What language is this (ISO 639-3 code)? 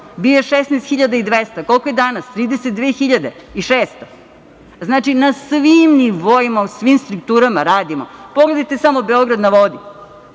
srp